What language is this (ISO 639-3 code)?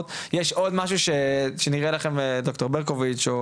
heb